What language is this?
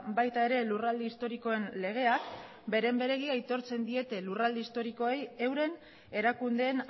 Basque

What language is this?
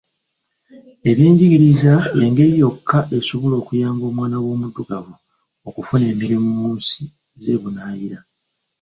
Ganda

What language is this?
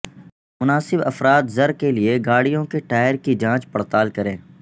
Urdu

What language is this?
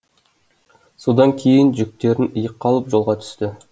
Kazakh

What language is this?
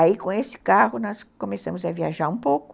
Portuguese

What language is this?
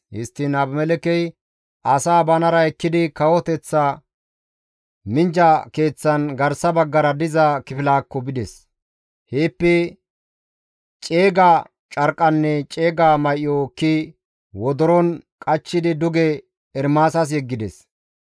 Gamo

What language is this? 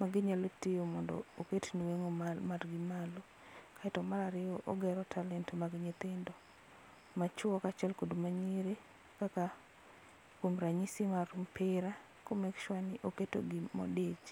Luo (Kenya and Tanzania)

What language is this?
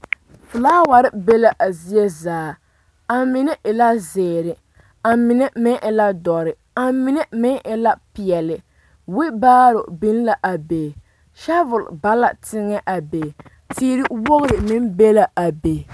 Southern Dagaare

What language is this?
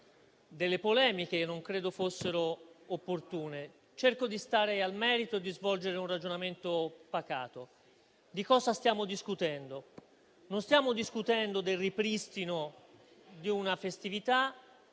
Italian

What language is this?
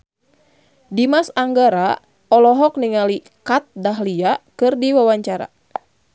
Sundanese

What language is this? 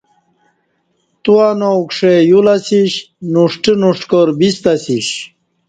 Kati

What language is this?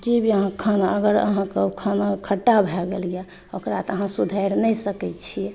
Maithili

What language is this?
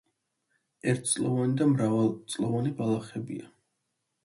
Georgian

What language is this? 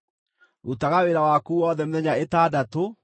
Kikuyu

